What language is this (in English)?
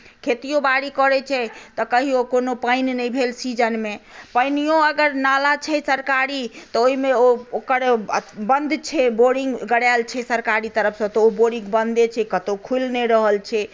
Maithili